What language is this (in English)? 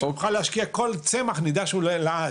Hebrew